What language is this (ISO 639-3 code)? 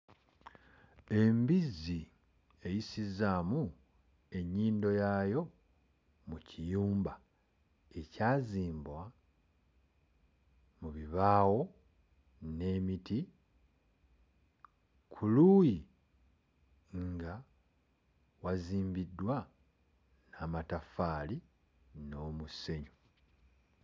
lug